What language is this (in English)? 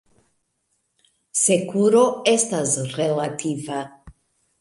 Esperanto